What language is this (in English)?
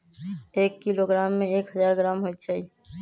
Magahi